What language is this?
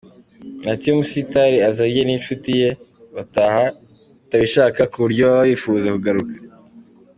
Kinyarwanda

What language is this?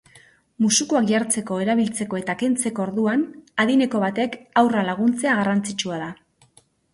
Basque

